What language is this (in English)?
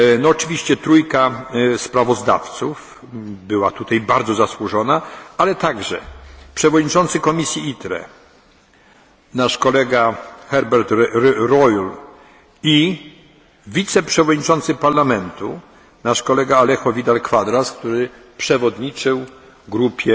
Polish